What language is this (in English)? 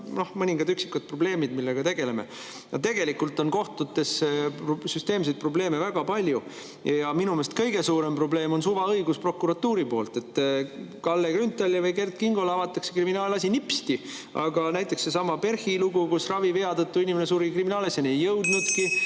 Estonian